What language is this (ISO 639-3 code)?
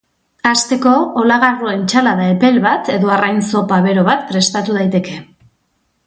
eus